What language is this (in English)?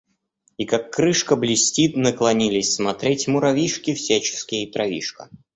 Russian